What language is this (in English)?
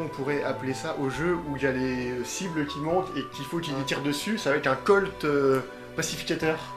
French